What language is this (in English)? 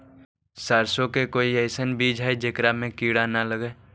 Magahi